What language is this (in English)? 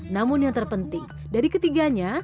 Indonesian